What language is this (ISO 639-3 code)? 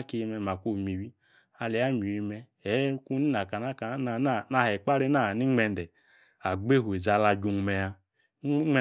ekr